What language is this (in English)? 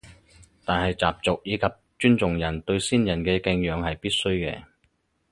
Cantonese